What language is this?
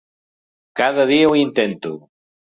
Catalan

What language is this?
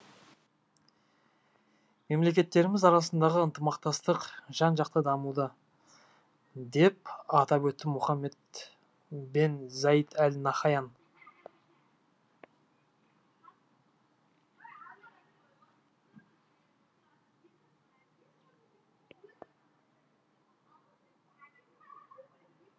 Kazakh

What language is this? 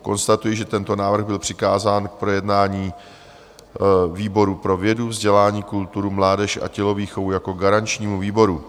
Czech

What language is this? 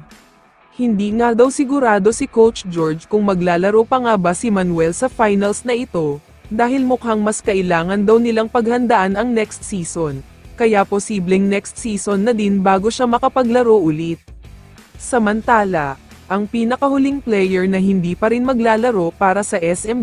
Filipino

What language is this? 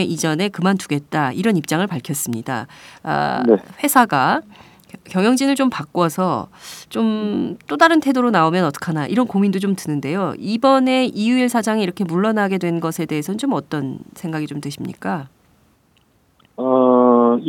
Korean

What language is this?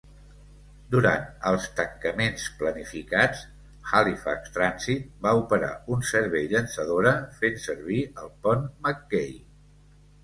Catalan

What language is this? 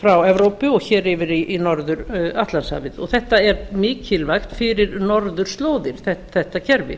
Icelandic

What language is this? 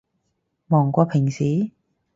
Cantonese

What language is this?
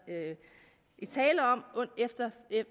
Danish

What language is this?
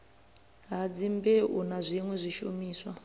Venda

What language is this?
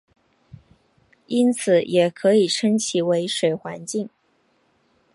Chinese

